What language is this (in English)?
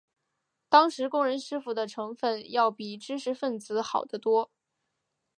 Chinese